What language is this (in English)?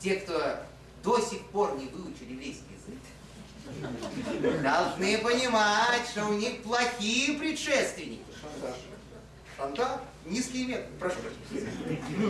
Russian